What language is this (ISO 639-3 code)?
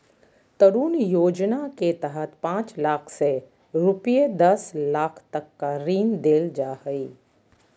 mag